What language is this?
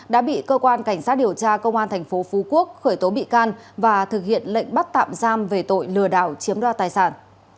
Vietnamese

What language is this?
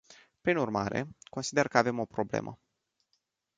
Romanian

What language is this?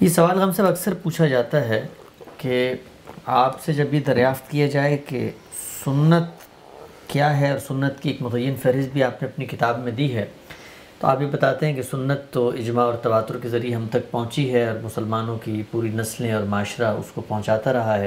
Urdu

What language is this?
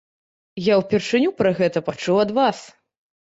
Belarusian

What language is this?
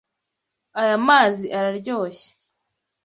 Kinyarwanda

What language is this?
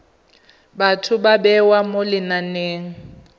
Tswana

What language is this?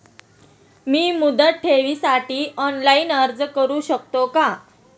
Marathi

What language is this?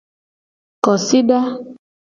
Gen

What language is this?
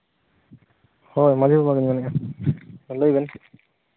Santali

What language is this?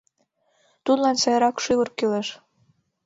Mari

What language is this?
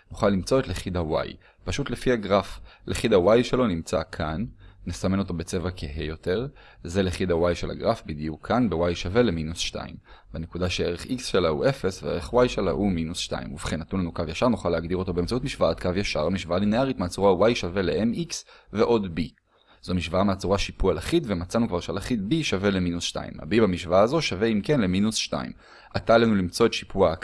Hebrew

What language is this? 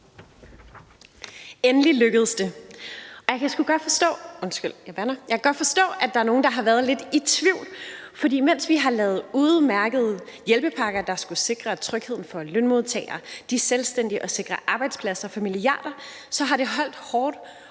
Danish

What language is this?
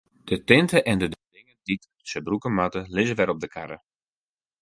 Western Frisian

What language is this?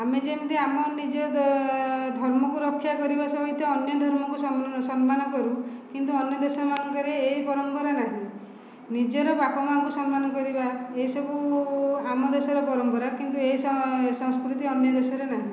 Odia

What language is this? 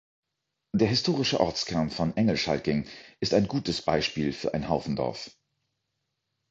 German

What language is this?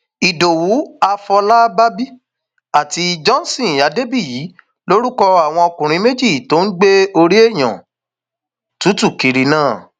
Yoruba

